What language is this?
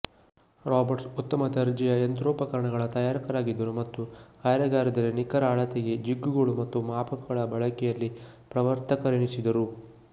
Kannada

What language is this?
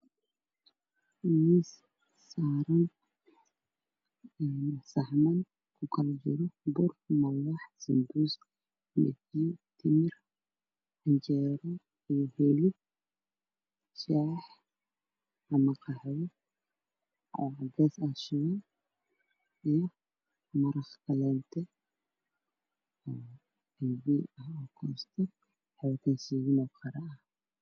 Somali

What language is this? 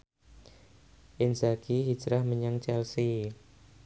Javanese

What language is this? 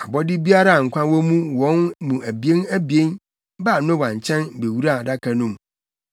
Akan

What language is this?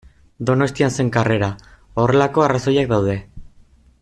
Basque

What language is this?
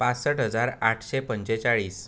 Konkani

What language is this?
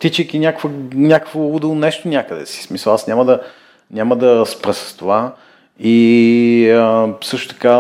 Bulgarian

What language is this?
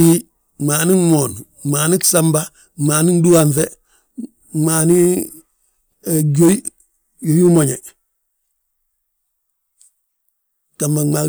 Balanta-Ganja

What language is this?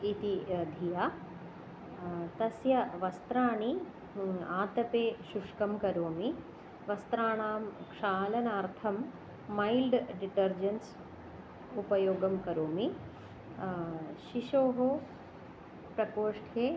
Sanskrit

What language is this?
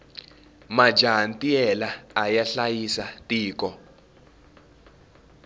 Tsonga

